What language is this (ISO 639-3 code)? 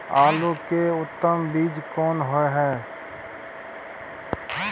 mai